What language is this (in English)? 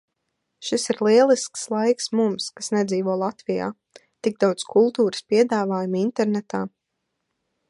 Latvian